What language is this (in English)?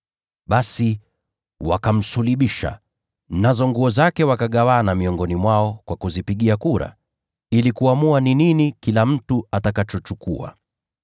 Swahili